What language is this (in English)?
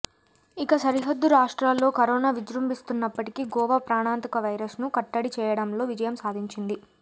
Telugu